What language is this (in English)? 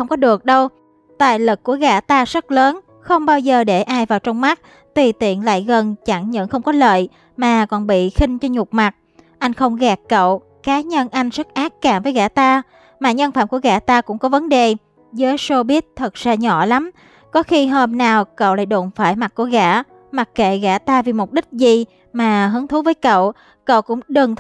Vietnamese